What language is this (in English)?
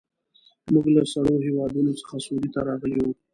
Pashto